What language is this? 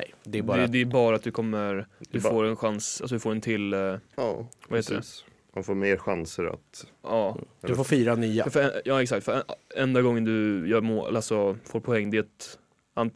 Swedish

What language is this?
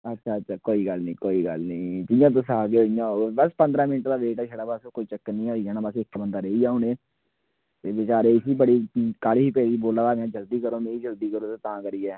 Dogri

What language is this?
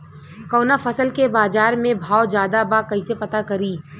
Bhojpuri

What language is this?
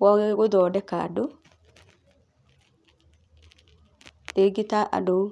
Kikuyu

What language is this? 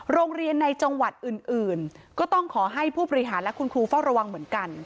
Thai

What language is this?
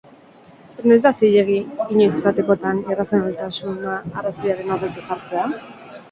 Basque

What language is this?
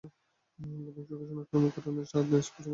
Bangla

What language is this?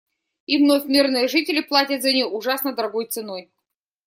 Russian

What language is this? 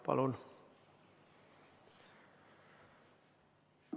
Estonian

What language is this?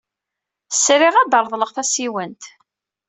Kabyle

